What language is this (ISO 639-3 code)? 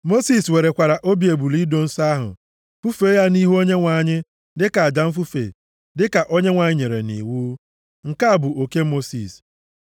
ibo